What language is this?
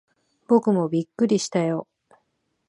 Japanese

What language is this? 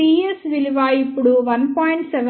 Telugu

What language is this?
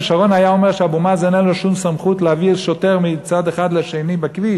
Hebrew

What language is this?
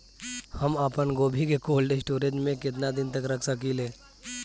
Bhojpuri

